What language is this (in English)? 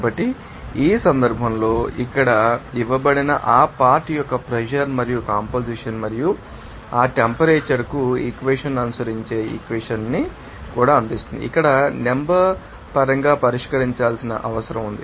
Telugu